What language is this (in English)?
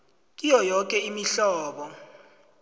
South Ndebele